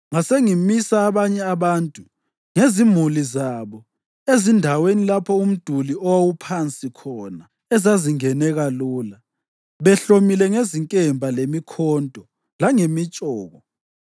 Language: North Ndebele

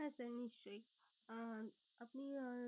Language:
Bangla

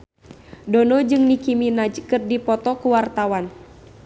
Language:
Sundanese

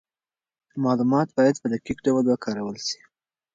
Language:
Pashto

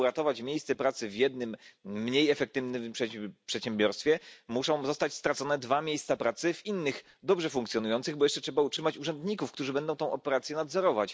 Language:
Polish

